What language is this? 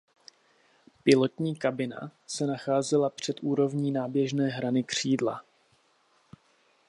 Czech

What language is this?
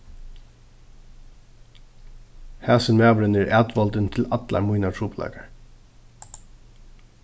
Faroese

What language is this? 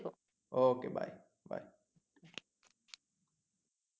Bangla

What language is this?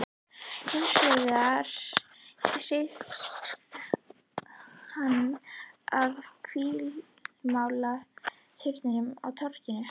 Icelandic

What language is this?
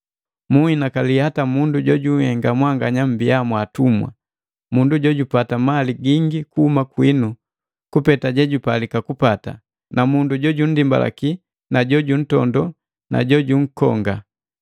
Matengo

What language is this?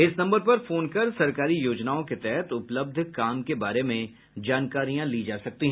Hindi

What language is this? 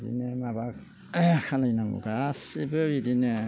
Bodo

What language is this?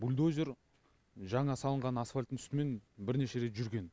Kazakh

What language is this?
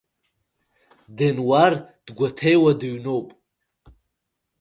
Abkhazian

